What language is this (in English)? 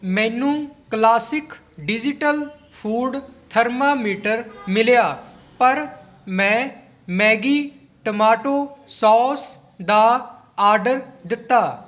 Punjabi